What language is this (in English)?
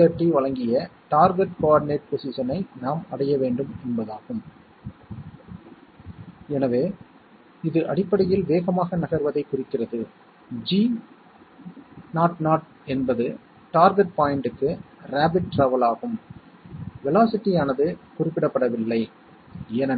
Tamil